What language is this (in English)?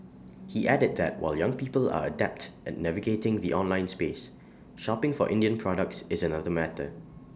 English